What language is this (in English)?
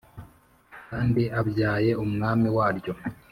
Kinyarwanda